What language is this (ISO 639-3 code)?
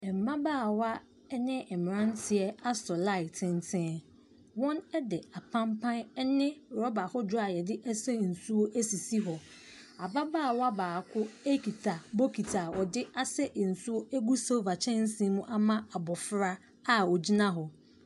aka